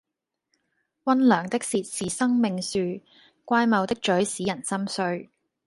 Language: Cantonese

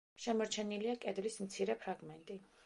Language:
Georgian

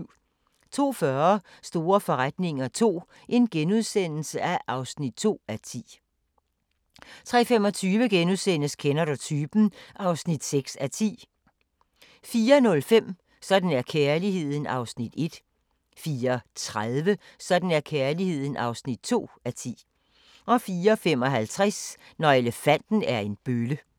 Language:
Danish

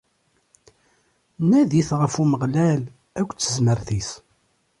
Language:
Kabyle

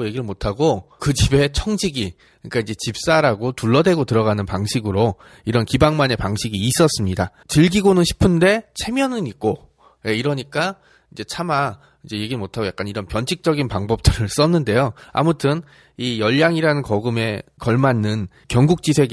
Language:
Korean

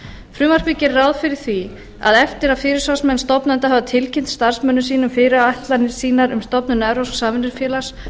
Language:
Icelandic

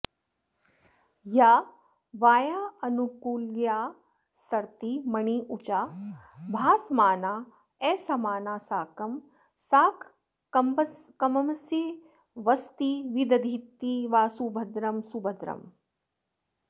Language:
Sanskrit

